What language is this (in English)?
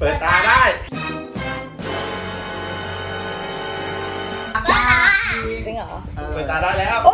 Thai